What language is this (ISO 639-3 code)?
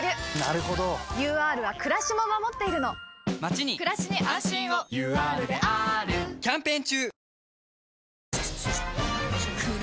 jpn